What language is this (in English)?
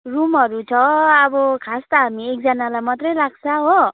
Nepali